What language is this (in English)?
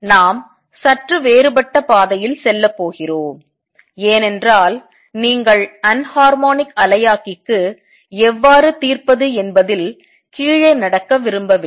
Tamil